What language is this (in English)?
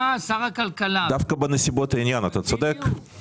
Hebrew